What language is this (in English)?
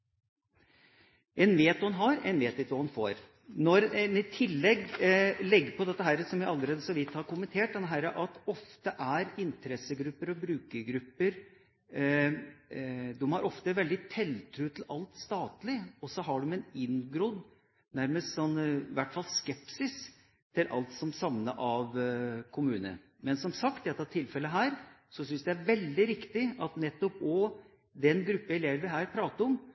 Norwegian Bokmål